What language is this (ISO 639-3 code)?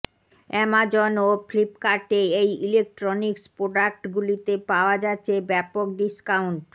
ben